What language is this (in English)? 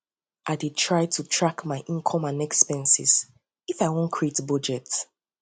Nigerian Pidgin